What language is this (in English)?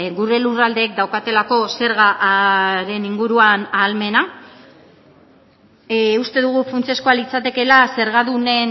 Basque